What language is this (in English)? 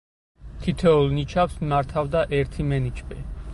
Georgian